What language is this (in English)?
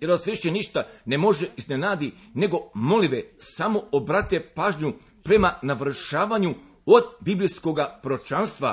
Croatian